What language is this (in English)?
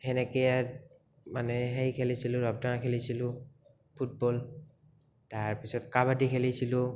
Assamese